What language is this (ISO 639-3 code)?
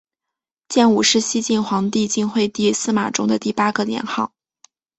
zho